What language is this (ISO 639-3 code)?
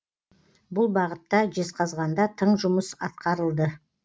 kaz